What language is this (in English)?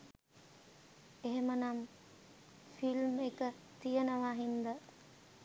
Sinhala